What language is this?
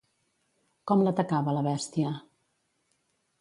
Catalan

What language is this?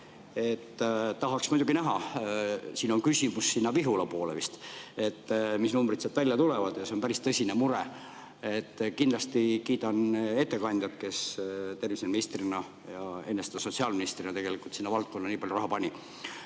Estonian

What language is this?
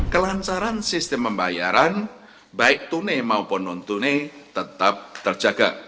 Indonesian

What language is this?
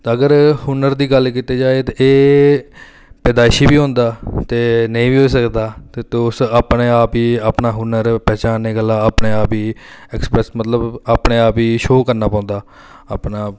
Dogri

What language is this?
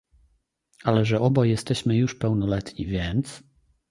Polish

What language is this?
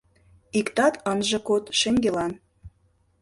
Mari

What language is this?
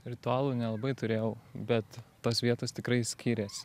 Lithuanian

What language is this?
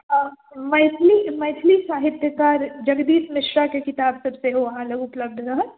Maithili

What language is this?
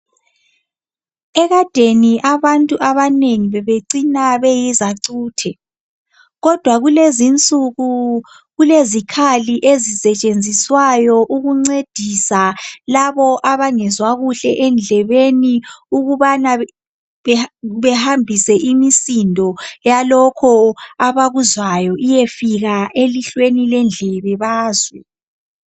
North Ndebele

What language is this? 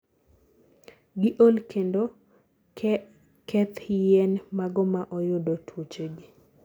Luo (Kenya and Tanzania)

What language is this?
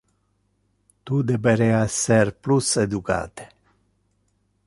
Interlingua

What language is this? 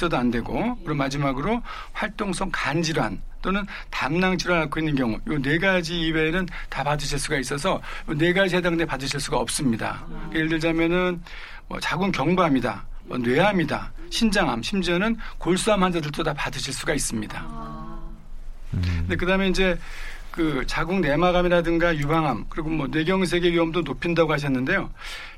Korean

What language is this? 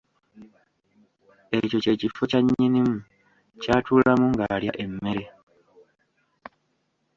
Ganda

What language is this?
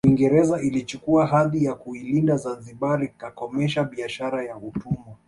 Swahili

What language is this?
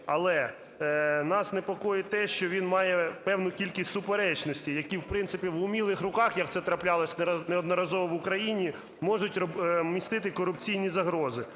Ukrainian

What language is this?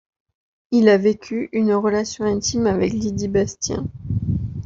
French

